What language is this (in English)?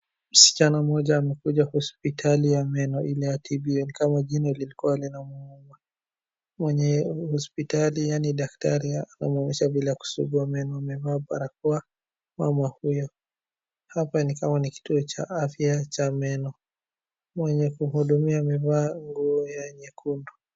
Swahili